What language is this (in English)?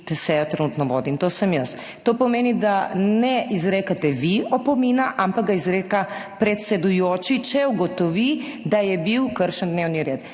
Slovenian